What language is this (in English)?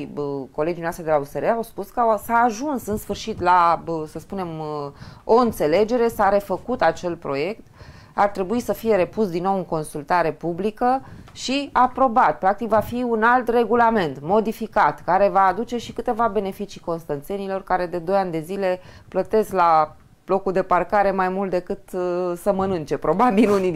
Romanian